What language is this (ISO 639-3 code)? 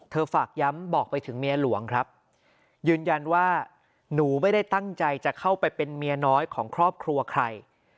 tha